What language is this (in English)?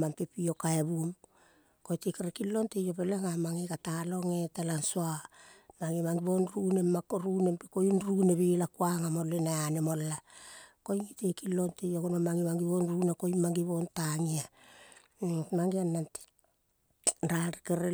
Kol (Papua New Guinea)